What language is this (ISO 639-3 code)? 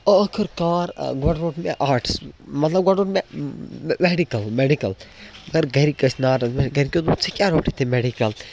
kas